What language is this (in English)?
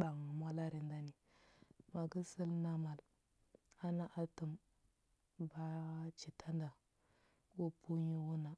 Huba